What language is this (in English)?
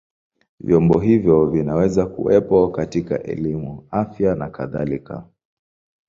Swahili